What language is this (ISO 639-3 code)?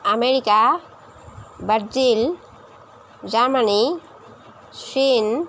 asm